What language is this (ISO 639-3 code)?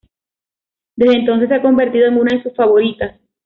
spa